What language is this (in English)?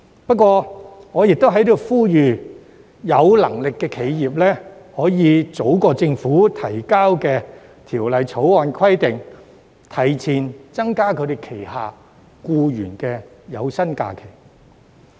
Cantonese